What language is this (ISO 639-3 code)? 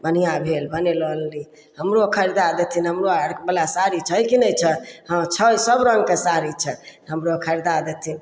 mai